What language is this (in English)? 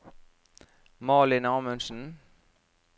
Norwegian